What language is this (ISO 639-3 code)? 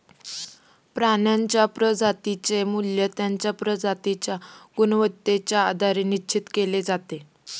mar